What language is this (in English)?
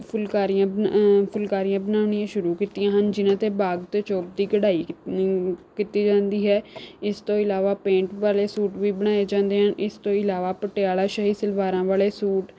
Punjabi